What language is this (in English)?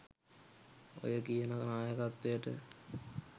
Sinhala